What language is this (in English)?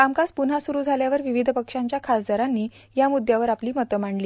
Marathi